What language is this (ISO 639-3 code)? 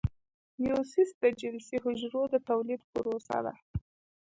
pus